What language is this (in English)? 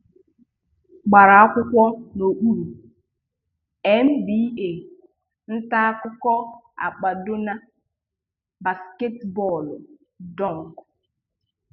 Igbo